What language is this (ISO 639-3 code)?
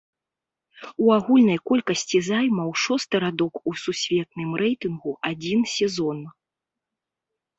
bel